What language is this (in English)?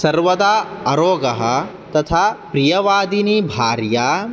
Sanskrit